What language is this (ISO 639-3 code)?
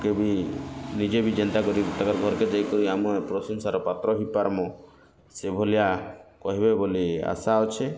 ori